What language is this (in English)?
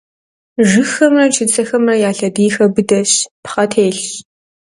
Kabardian